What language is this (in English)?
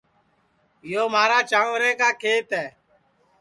Sansi